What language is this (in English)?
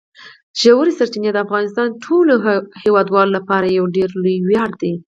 Pashto